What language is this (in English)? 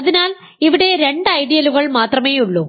Malayalam